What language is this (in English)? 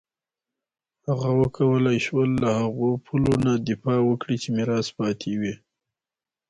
Pashto